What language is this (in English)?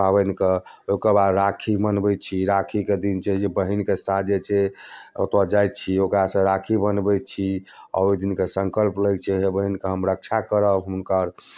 Maithili